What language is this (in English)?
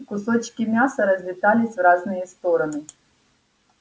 Russian